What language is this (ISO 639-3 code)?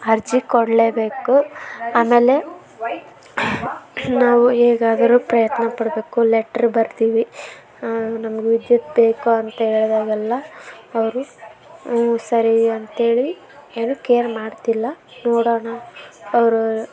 kan